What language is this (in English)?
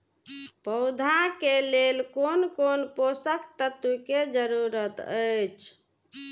Maithili